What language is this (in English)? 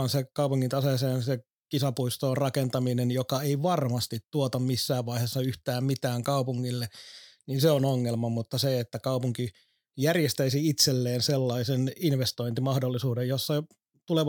Finnish